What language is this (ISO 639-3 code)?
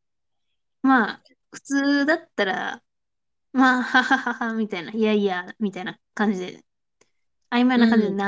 jpn